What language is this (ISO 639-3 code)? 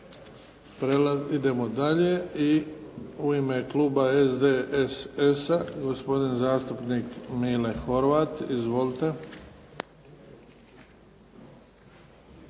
hrv